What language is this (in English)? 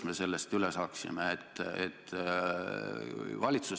Estonian